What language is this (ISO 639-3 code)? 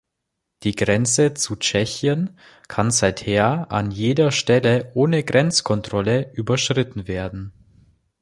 deu